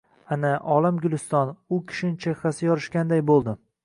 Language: Uzbek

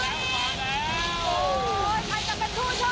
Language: Thai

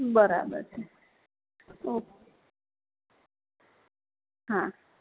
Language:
Gujarati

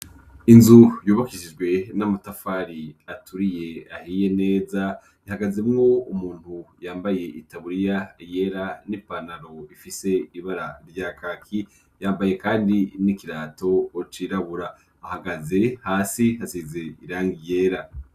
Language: Rundi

